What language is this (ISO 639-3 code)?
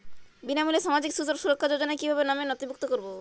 ben